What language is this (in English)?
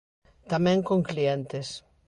Galician